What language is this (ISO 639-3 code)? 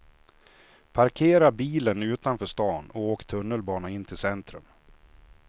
swe